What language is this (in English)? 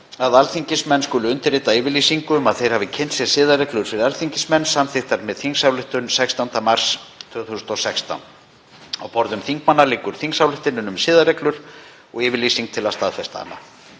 Icelandic